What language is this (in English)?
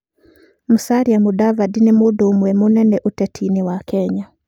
Kikuyu